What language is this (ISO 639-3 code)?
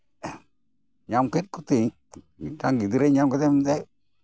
sat